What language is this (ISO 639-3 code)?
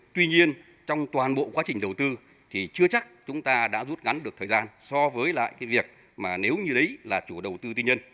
vie